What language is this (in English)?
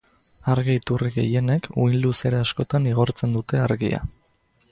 Basque